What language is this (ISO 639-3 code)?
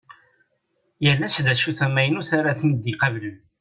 kab